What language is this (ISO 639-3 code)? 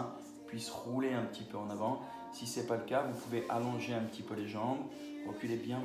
fra